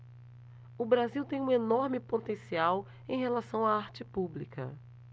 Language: Portuguese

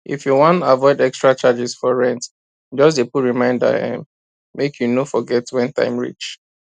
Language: Nigerian Pidgin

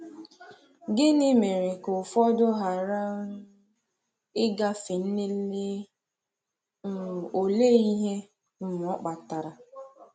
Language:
Igbo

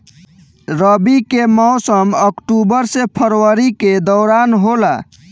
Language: Bhojpuri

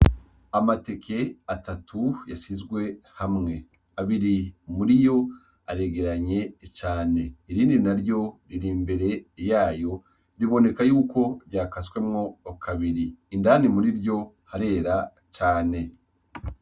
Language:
Rundi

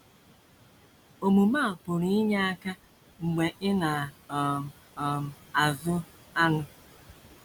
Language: Igbo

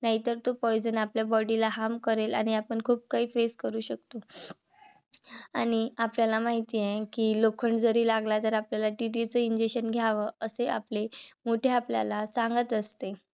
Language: Marathi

